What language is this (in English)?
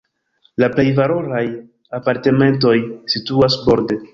Esperanto